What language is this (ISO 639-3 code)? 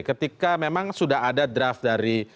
ind